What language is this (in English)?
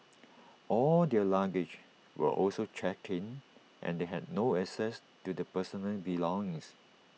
English